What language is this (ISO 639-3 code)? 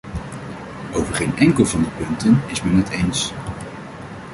nld